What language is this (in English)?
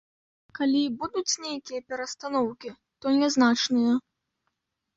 Belarusian